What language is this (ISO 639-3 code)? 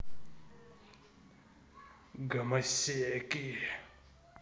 rus